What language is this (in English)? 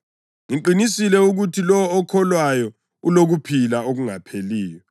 North Ndebele